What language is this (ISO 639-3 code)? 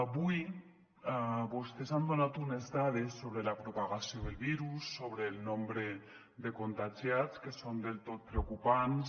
cat